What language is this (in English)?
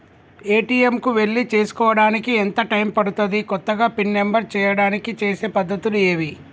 Telugu